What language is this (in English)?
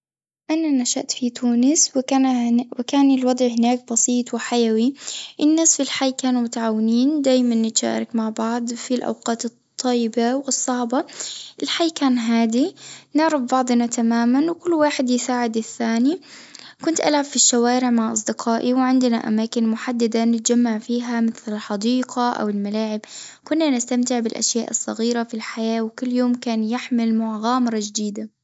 Tunisian Arabic